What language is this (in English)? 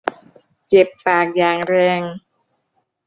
Thai